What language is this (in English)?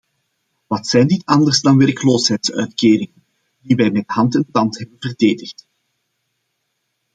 Dutch